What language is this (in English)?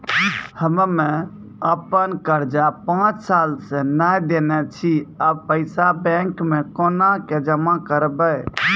Maithili